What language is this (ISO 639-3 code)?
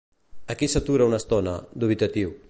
cat